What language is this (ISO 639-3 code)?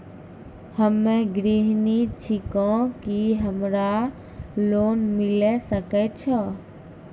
mai